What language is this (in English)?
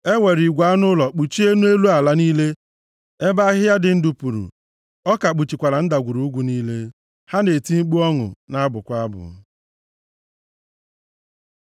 Igbo